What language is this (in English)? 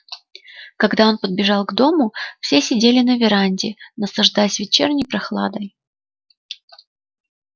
Russian